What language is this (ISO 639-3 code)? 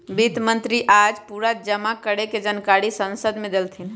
mag